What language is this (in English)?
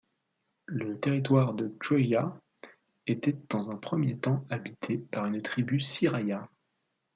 French